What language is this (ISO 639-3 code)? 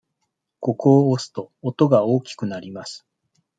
jpn